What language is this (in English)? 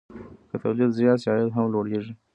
Pashto